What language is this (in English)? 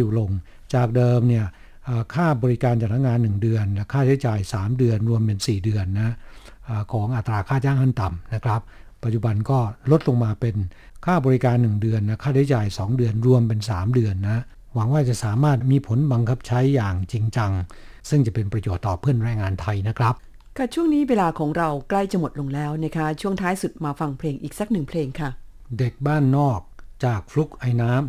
Thai